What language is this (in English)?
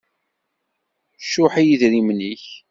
Kabyle